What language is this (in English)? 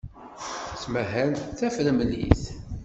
Kabyle